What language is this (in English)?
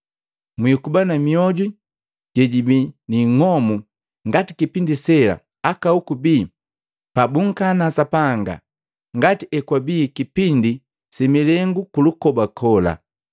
Matengo